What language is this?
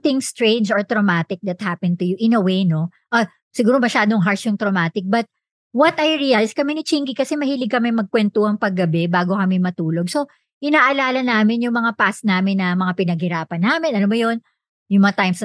Filipino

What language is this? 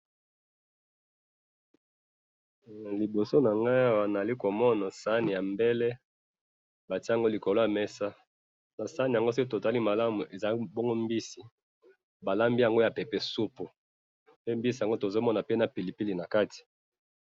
Lingala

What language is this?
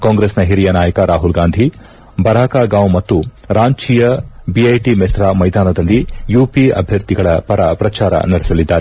Kannada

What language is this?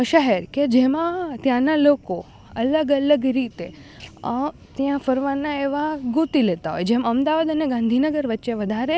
Gujarati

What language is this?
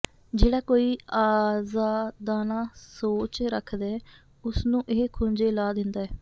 Punjabi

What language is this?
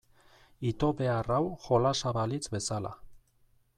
Basque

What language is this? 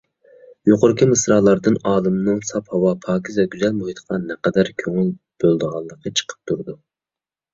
Uyghur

